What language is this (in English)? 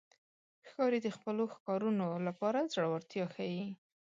Pashto